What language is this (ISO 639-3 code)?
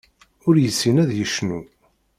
kab